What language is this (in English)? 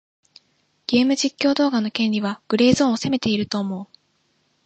Japanese